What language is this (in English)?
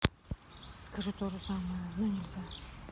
Russian